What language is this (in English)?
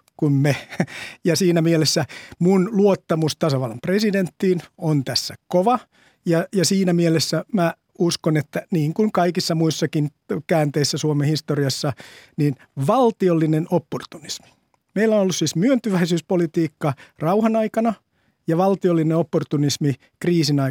Finnish